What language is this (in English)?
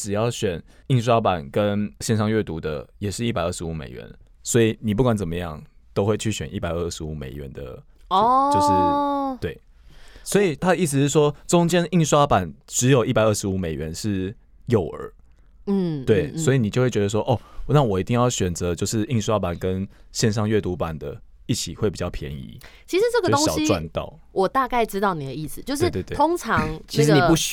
Chinese